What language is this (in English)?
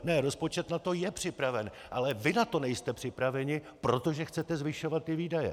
Czech